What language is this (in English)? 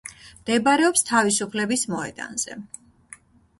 Georgian